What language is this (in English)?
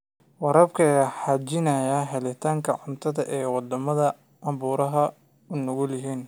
Somali